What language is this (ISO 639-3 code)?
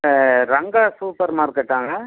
tam